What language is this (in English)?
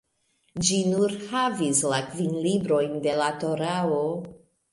Esperanto